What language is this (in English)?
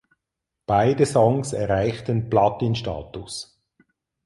German